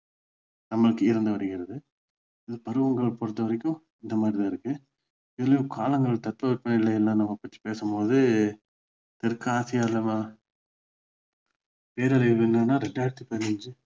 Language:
Tamil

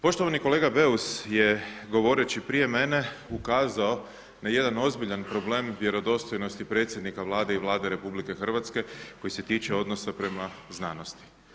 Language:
Croatian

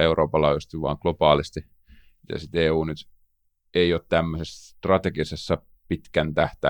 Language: Finnish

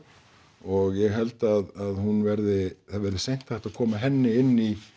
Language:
Icelandic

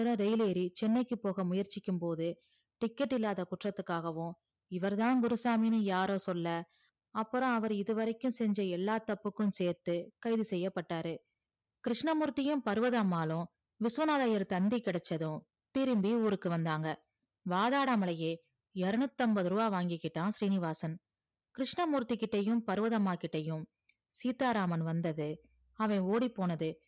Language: Tamil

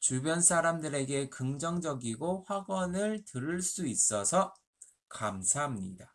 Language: Korean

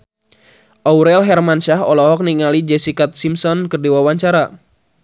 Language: Sundanese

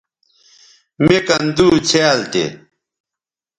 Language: Bateri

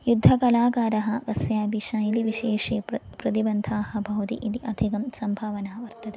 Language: Sanskrit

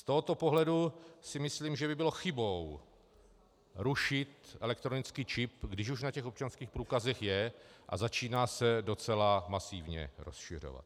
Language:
Czech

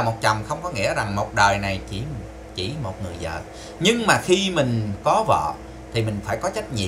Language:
Vietnamese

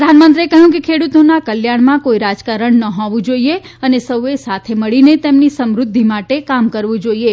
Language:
Gujarati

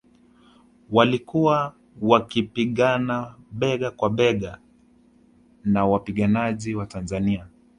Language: Swahili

